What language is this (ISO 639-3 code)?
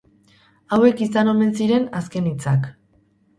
eus